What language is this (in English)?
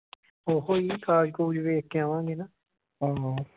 Punjabi